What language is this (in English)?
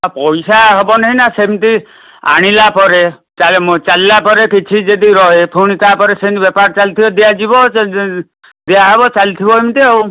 Odia